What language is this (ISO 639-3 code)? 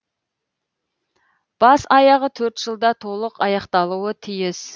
kaz